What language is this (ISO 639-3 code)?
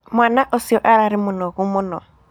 kik